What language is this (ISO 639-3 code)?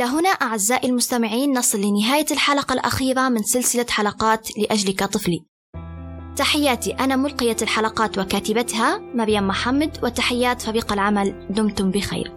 ara